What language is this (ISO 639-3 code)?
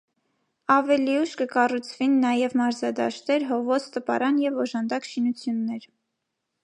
hye